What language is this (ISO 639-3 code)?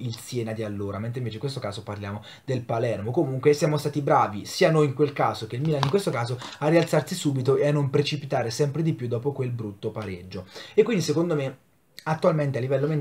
ita